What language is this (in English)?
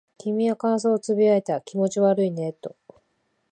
Japanese